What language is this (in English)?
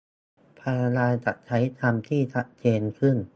Thai